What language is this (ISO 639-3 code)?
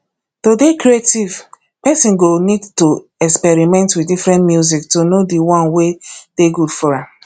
pcm